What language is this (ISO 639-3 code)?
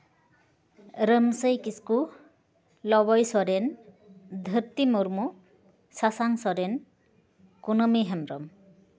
sat